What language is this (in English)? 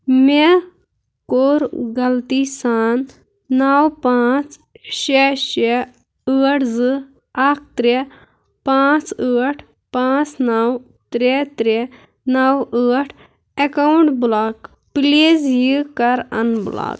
Kashmiri